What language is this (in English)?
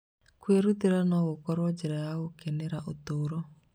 Kikuyu